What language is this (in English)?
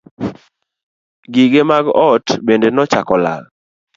Luo (Kenya and Tanzania)